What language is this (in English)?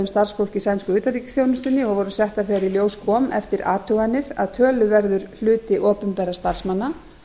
Icelandic